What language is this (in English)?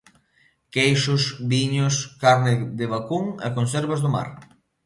Galician